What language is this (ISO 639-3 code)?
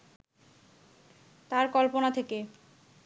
ben